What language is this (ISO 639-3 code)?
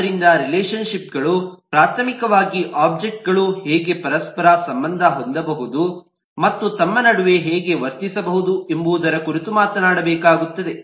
kan